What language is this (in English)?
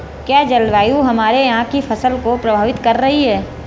Hindi